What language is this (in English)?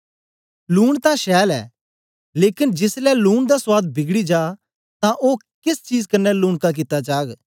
Dogri